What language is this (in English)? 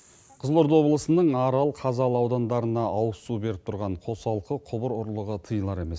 Kazakh